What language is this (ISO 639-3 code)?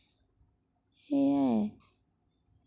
asm